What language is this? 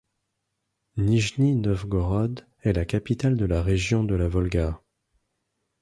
French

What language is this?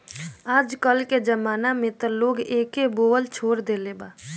Bhojpuri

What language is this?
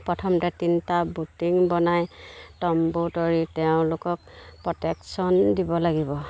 Assamese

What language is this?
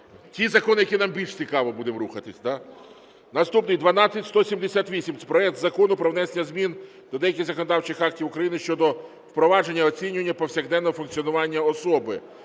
Ukrainian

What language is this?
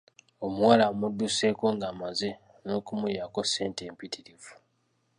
Ganda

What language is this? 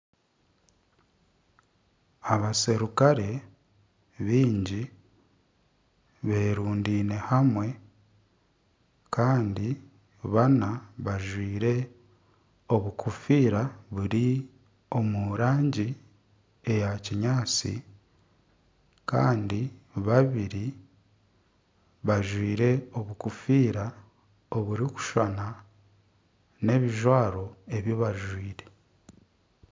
Nyankole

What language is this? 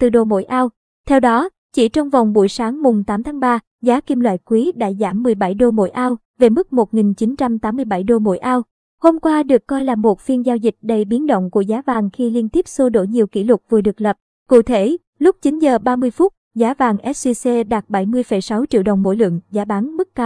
Vietnamese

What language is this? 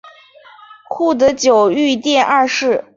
Chinese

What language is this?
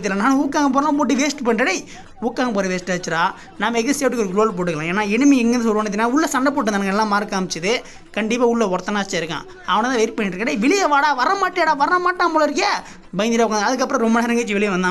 Tamil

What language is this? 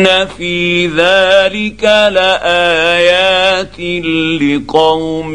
Arabic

